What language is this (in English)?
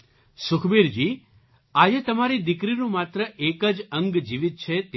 Gujarati